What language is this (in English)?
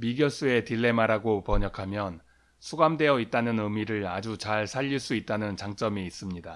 Korean